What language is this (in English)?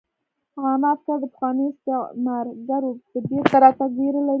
Pashto